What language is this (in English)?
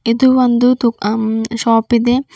Kannada